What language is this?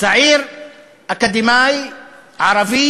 Hebrew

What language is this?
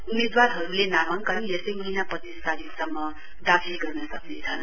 Nepali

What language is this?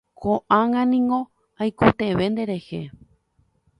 Guarani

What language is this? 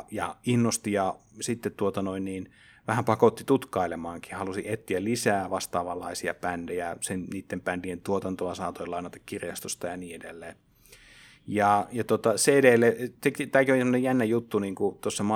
Finnish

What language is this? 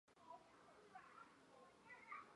Chinese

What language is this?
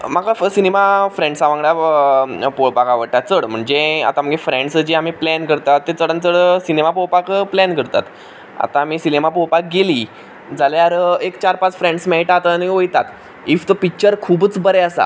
Konkani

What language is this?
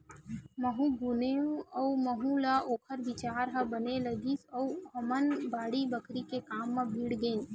Chhattisgarhi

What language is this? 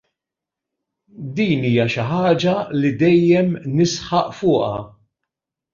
Maltese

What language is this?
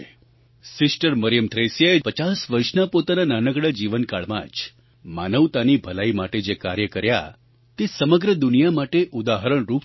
Gujarati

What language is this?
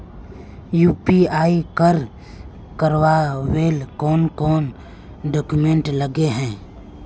Magahi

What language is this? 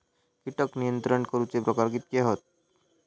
Marathi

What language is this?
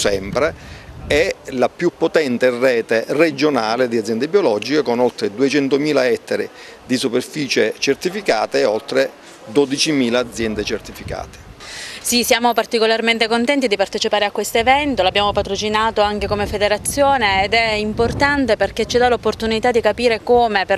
Italian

